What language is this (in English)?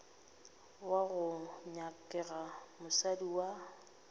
Northern Sotho